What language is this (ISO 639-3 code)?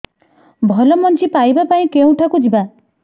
ori